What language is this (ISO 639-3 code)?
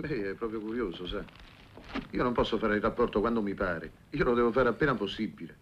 ita